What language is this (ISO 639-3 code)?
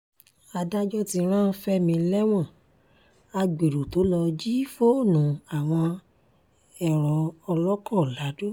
yor